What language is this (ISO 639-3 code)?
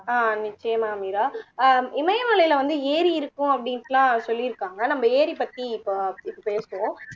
tam